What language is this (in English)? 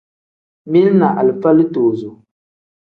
Tem